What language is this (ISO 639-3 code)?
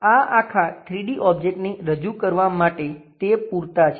guj